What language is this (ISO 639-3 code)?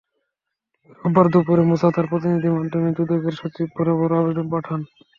ben